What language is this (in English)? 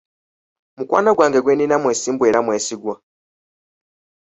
Ganda